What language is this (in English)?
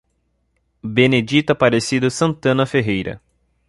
Portuguese